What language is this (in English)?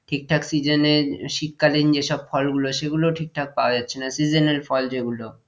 Bangla